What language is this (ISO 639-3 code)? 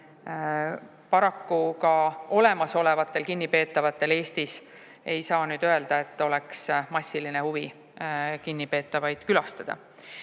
est